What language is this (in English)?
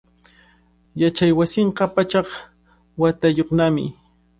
Cajatambo North Lima Quechua